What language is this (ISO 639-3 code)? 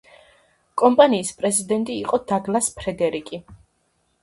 kat